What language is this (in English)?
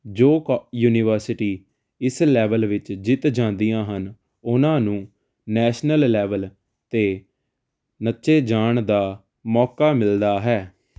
Punjabi